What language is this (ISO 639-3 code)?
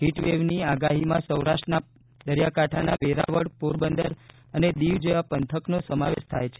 guj